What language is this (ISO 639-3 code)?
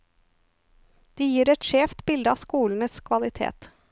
nor